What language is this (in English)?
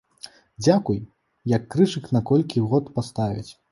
Belarusian